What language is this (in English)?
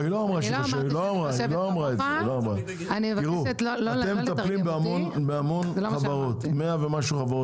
Hebrew